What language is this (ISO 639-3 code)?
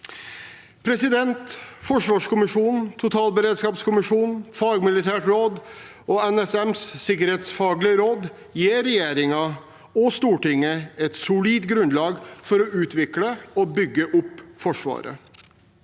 nor